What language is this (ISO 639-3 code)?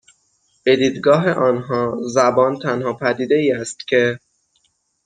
fas